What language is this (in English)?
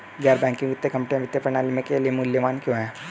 Hindi